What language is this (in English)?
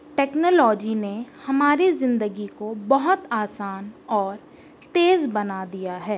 Urdu